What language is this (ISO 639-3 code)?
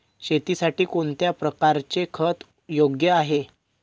mar